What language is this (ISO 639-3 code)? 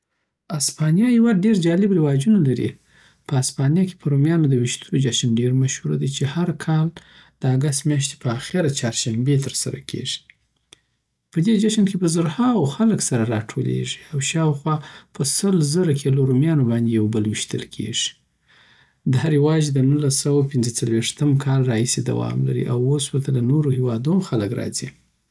pbt